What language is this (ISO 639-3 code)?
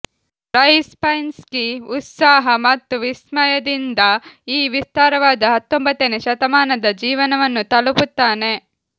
kan